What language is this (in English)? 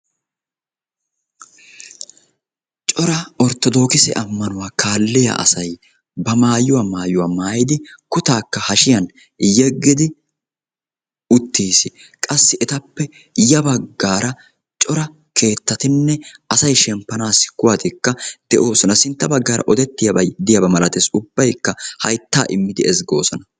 Wolaytta